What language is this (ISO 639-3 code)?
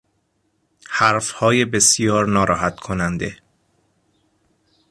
fas